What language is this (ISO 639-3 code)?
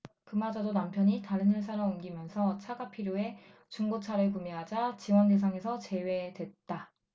kor